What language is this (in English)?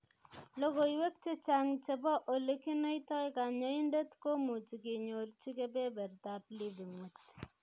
Kalenjin